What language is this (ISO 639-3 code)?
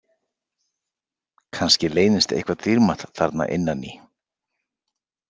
isl